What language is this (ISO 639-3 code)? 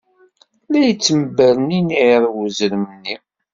kab